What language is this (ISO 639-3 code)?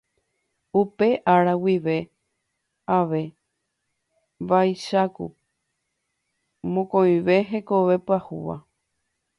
grn